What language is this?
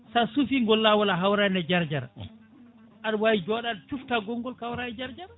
Fula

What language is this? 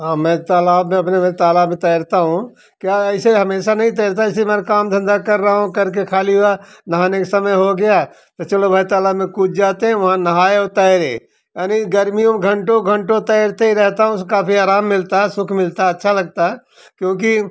Hindi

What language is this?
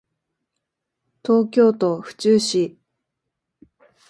Japanese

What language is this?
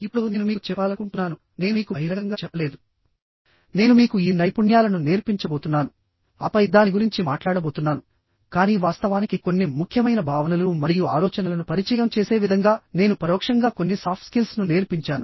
Telugu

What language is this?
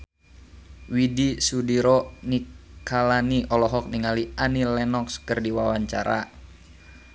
Sundanese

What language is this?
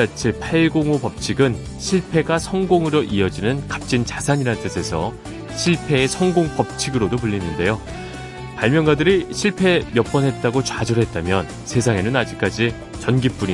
Korean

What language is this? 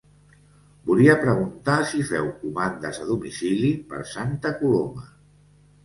Catalan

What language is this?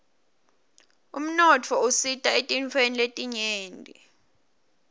Swati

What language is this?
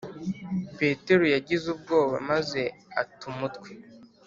Kinyarwanda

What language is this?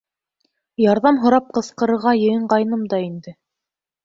Bashkir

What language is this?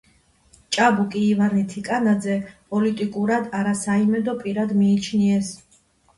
Georgian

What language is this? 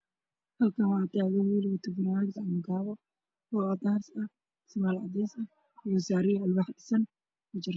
Somali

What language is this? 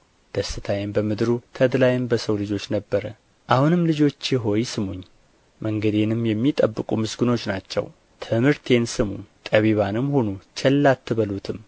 Amharic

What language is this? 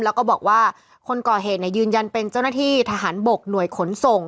Thai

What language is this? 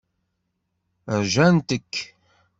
Kabyle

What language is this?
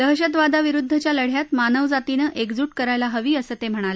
Marathi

